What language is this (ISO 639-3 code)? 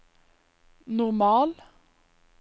nor